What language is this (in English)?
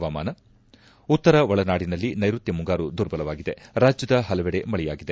Kannada